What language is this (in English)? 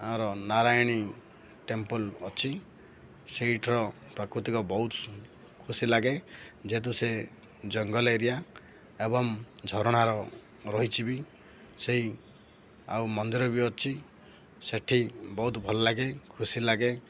Odia